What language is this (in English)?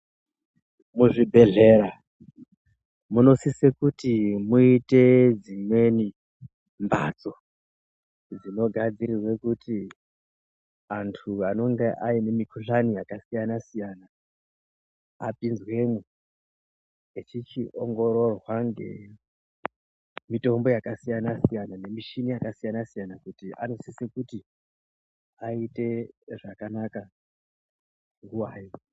Ndau